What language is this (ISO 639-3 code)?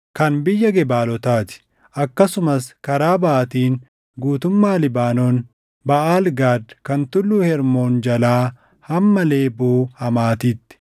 orm